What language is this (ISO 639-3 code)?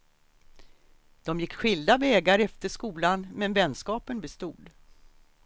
swe